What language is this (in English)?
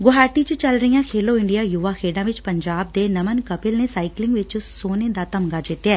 Punjabi